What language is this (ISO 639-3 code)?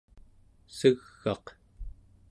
esu